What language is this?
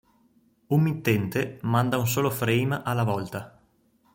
Italian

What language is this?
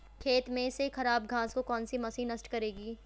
Hindi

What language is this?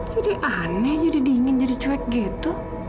Indonesian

